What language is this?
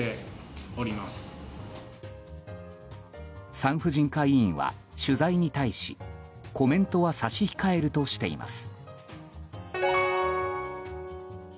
Japanese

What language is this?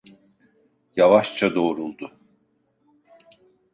Turkish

